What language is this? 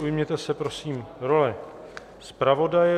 Czech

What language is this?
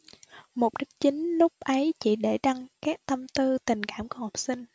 Vietnamese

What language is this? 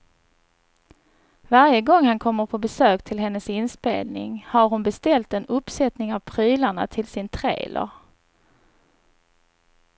Swedish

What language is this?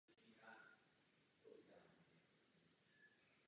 Czech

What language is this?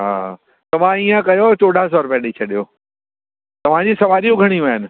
Sindhi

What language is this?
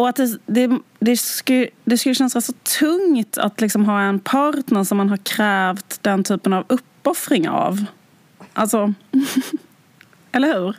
Swedish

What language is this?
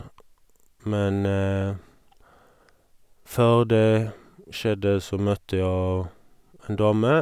Norwegian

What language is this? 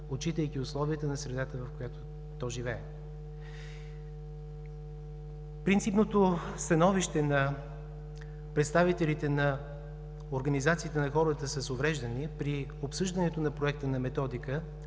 Bulgarian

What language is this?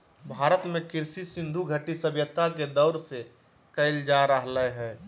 Magahi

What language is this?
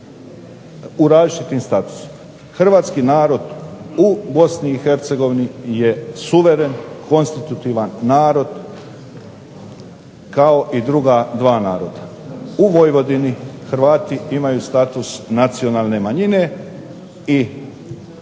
Croatian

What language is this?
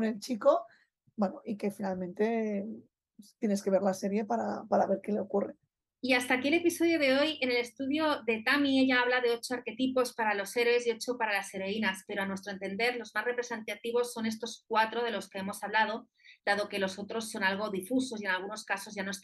Spanish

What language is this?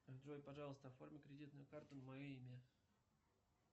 Russian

